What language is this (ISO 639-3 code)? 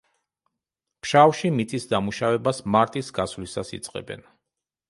kat